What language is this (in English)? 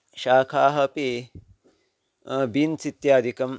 Sanskrit